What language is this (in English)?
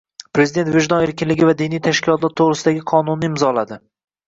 Uzbek